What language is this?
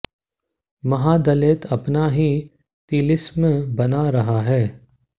Hindi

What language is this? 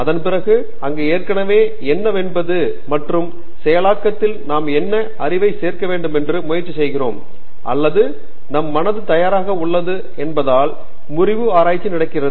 Tamil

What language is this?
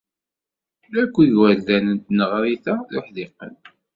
Kabyle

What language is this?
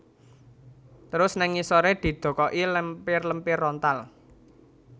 Javanese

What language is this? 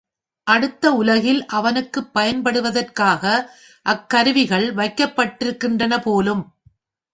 Tamil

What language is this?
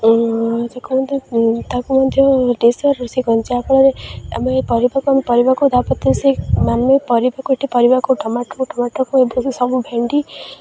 Odia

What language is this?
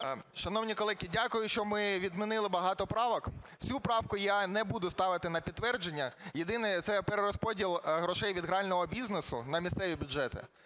Ukrainian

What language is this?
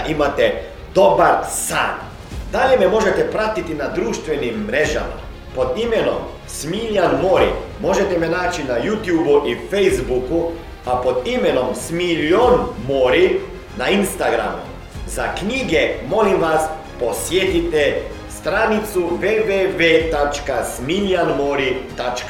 Croatian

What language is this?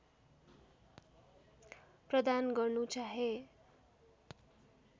Nepali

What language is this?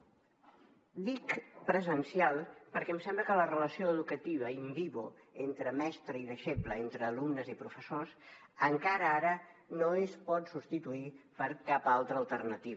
Catalan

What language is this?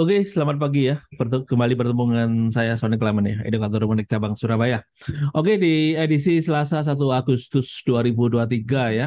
Indonesian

